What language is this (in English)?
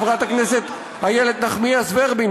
Hebrew